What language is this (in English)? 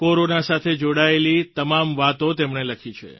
Gujarati